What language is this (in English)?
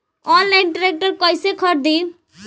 Bhojpuri